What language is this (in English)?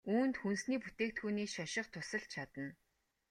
Mongolian